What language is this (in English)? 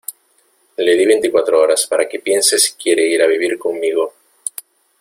Spanish